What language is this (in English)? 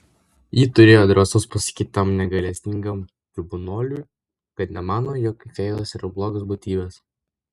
Lithuanian